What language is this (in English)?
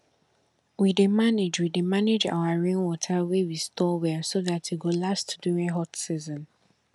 Nigerian Pidgin